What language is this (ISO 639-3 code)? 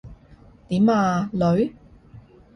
yue